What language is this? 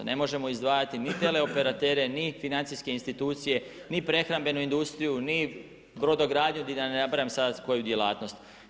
Croatian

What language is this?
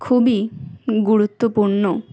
Bangla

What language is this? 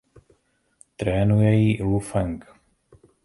Czech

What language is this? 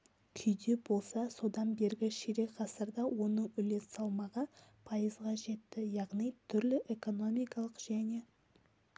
Kazakh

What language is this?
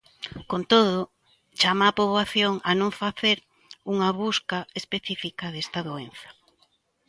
Galician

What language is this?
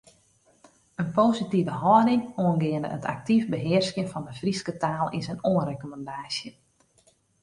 Western Frisian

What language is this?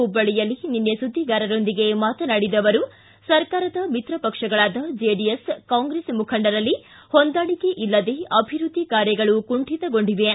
Kannada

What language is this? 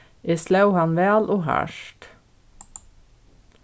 Faroese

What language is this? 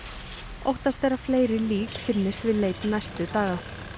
Icelandic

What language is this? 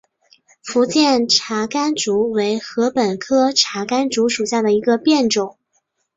Chinese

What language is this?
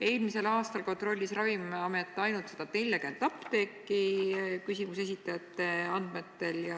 Estonian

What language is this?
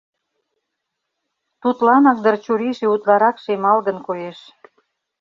Mari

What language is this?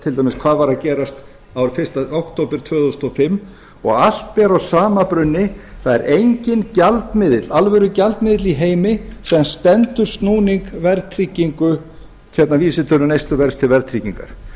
Icelandic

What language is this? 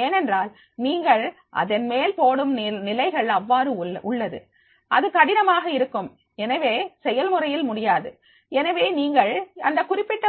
Tamil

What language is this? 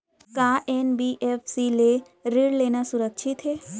Chhattisgarhi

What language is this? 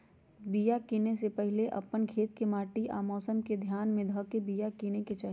Magahi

